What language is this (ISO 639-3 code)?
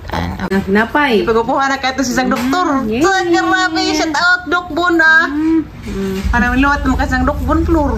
ind